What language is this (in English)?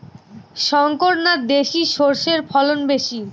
Bangla